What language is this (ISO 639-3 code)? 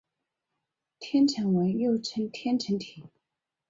zho